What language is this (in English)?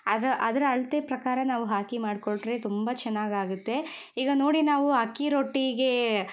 Kannada